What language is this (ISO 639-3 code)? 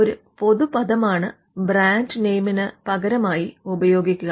mal